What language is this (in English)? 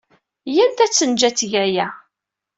Kabyle